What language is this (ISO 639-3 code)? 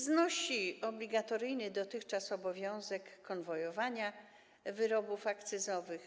pol